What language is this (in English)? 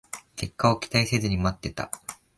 Japanese